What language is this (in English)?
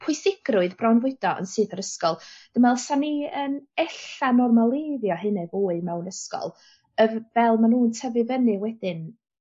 Welsh